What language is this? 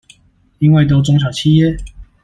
Chinese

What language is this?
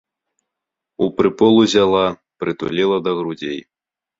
Belarusian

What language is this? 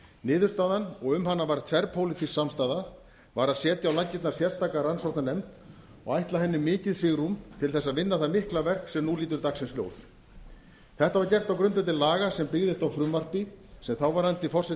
Icelandic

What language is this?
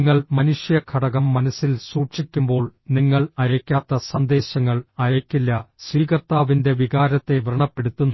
Malayalam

